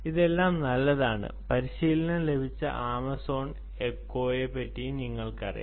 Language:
Malayalam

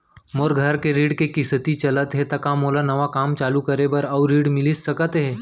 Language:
Chhattisgarhi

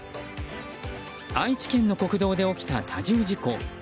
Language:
Japanese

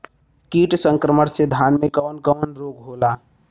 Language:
Bhojpuri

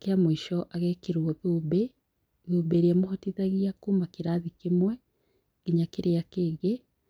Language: Kikuyu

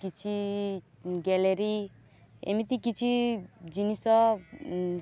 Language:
Odia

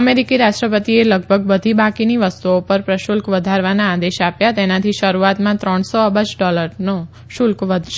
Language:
Gujarati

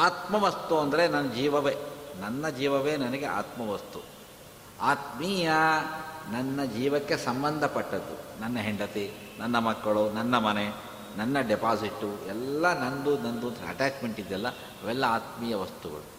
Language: Kannada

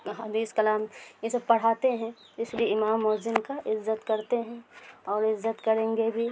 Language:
Urdu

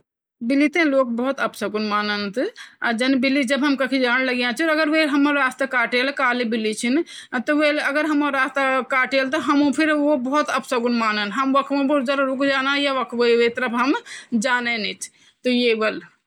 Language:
Garhwali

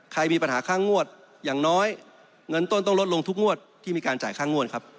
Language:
Thai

